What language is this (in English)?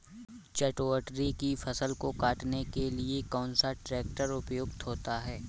Hindi